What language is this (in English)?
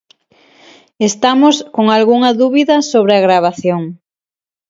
Galician